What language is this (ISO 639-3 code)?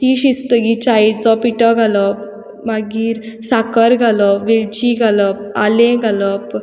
kok